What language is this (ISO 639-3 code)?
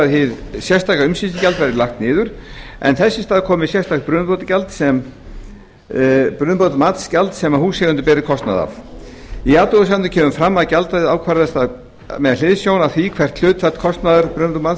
isl